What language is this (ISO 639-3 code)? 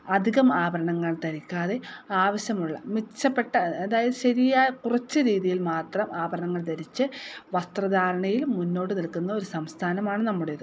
mal